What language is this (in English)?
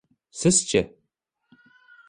Uzbek